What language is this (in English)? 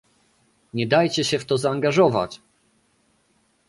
Polish